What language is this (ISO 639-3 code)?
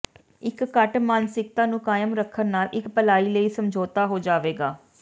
pan